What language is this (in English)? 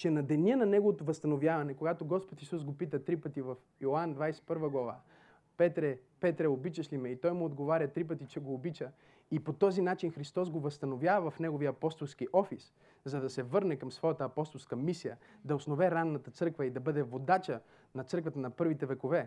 Bulgarian